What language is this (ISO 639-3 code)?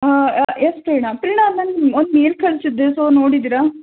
kan